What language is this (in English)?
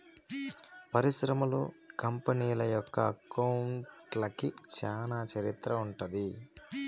Telugu